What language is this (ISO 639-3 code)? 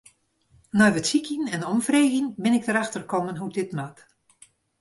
fry